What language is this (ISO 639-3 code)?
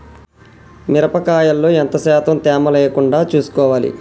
tel